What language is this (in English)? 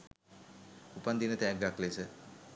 Sinhala